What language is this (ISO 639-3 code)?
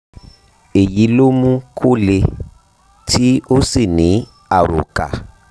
yor